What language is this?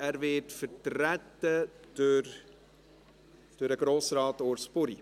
Swiss German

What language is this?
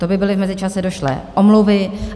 Czech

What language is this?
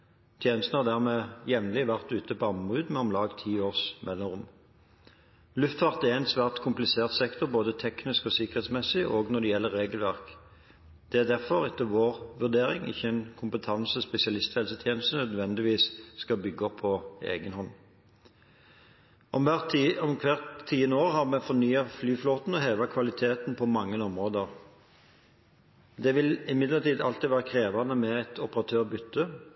Norwegian Bokmål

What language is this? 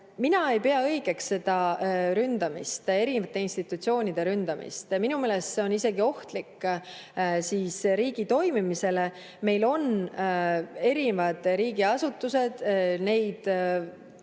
Estonian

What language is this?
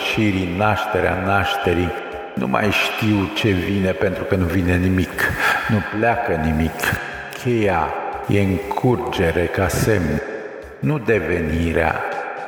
Romanian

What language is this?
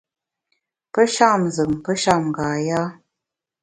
Bamun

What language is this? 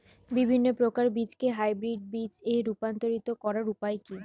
Bangla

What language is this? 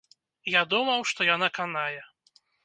Belarusian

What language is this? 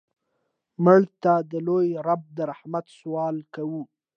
Pashto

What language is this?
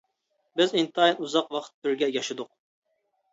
Uyghur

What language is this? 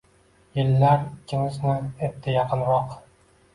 Uzbek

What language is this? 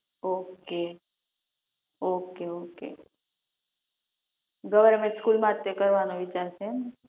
Gujarati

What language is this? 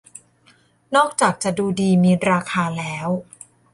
Thai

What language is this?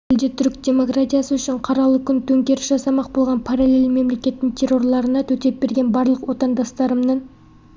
Kazakh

